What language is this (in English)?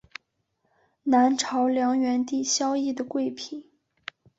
Chinese